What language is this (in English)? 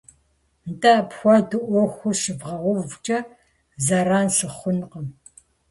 Kabardian